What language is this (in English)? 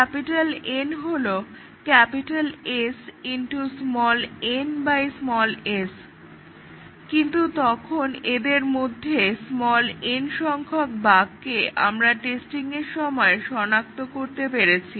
Bangla